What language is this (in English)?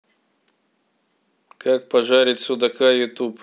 Russian